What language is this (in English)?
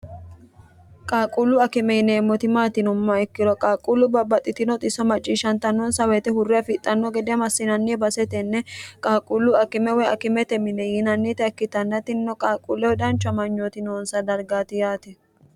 Sidamo